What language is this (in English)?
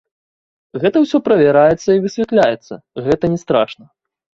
Belarusian